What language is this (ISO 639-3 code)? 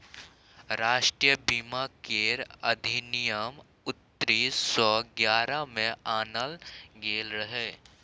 mai